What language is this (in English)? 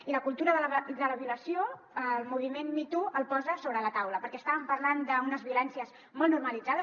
Catalan